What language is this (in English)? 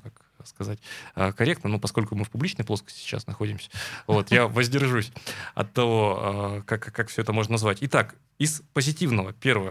Russian